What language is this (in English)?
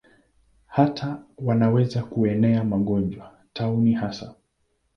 Swahili